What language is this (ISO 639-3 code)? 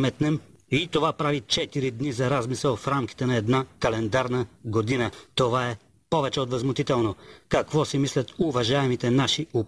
bul